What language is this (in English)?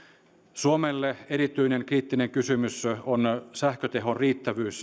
Finnish